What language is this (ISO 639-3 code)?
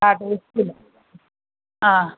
mal